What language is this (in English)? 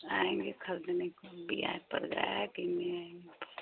Hindi